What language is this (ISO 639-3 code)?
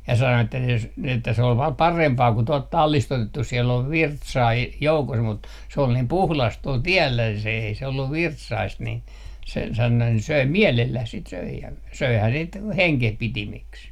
fin